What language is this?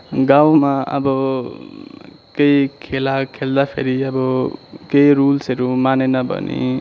Nepali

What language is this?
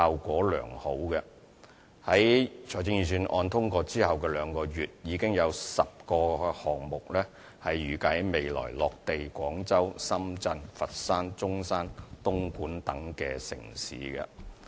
Cantonese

